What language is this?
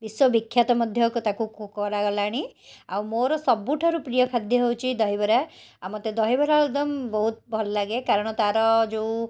Odia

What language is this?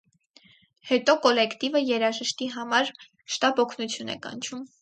Armenian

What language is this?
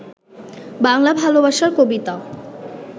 Bangla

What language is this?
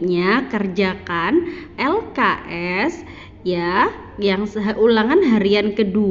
Indonesian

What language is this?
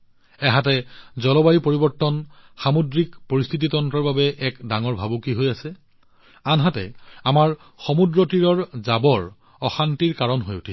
Assamese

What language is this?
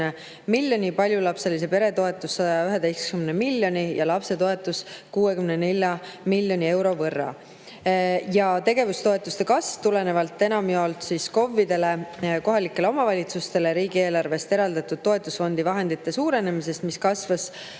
Estonian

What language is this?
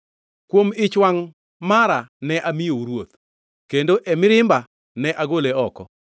Luo (Kenya and Tanzania)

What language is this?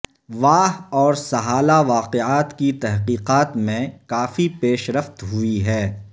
Urdu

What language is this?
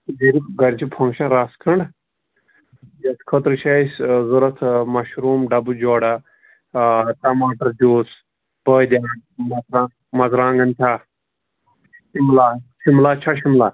Kashmiri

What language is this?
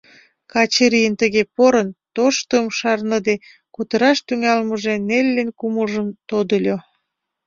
Mari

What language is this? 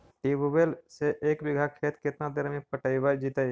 Magahi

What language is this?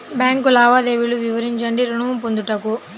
Telugu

